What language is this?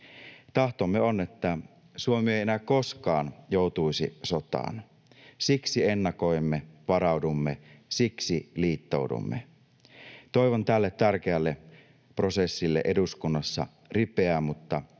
Finnish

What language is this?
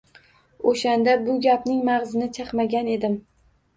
Uzbek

